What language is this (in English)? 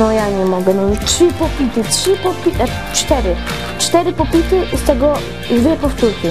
Polish